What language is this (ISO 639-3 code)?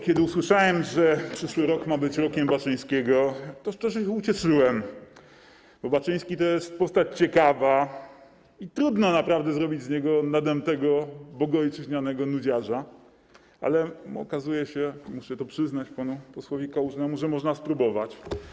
pol